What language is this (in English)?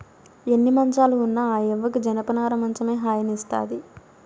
Telugu